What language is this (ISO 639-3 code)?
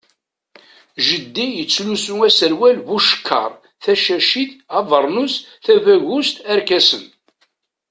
kab